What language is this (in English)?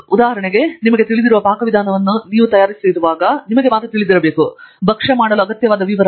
Kannada